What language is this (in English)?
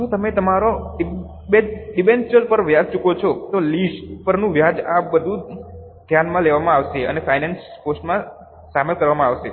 Gujarati